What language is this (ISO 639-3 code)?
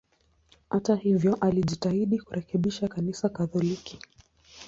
swa